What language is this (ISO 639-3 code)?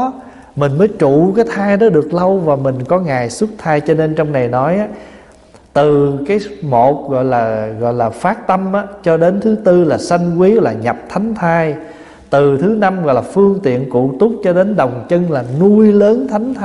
vie